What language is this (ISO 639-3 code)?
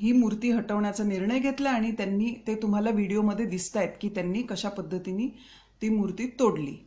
mar